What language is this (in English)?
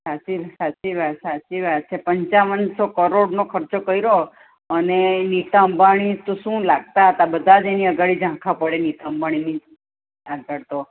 Gujarati